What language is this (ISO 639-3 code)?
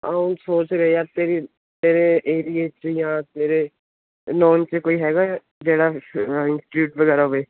pan